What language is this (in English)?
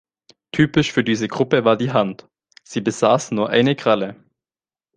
German